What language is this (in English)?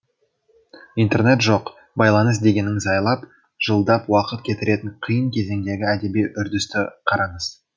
Kazakh